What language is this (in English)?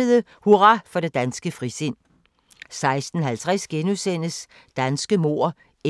Danish